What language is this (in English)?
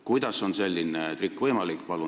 Estonian